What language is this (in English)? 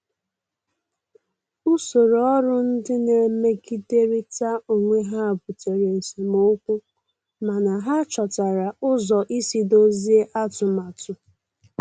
Igbo